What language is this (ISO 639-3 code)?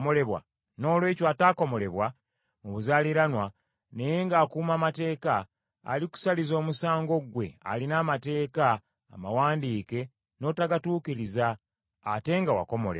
lug